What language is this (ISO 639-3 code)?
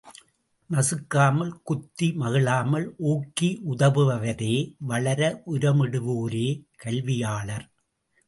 tam